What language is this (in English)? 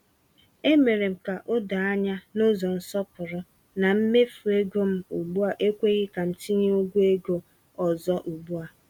Igbo